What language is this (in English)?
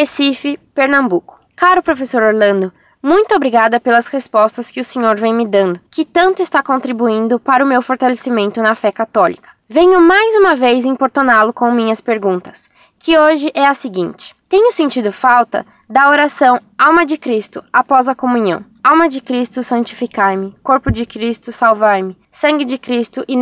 Portuguese